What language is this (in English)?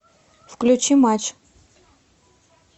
Russian